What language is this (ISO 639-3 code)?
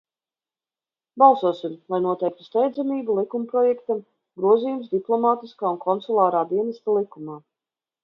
lav